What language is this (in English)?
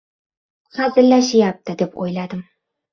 Uzbek